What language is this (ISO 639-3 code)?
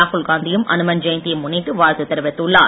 tam